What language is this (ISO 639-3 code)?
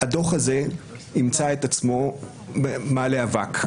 heb